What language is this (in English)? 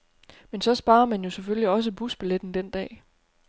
Danish